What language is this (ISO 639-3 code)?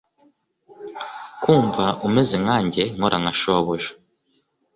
kin